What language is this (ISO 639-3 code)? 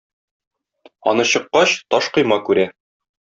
tat